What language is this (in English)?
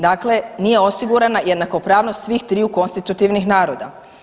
Croatian